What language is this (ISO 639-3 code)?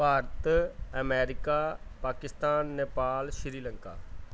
pan